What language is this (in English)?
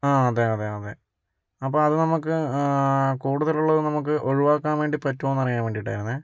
Malayalam